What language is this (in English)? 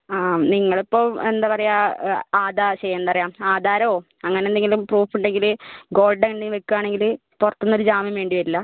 Malayalam